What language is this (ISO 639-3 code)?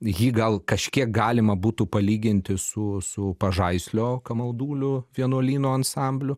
lit